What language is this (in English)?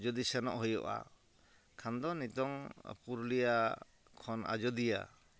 Santali